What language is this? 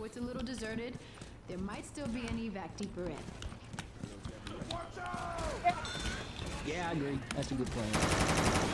Indonesian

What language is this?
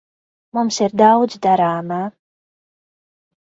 Latvian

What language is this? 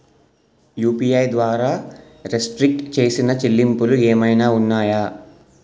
Telugu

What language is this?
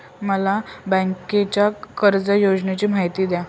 Marathi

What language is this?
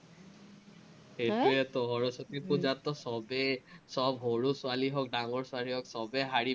Assamese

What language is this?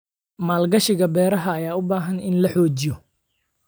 Somali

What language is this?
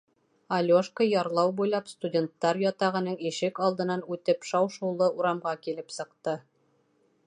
Bashkir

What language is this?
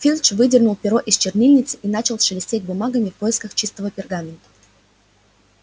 Russian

